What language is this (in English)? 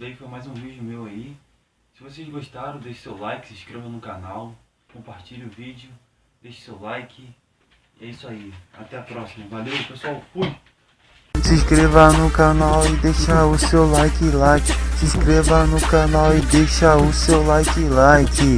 Portuguese